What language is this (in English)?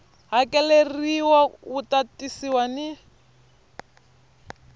Tsonga